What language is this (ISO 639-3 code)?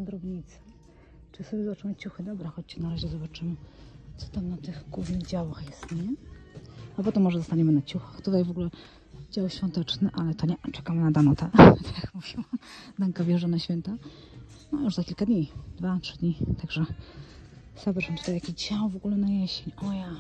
pol